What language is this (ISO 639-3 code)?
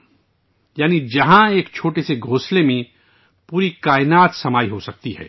urd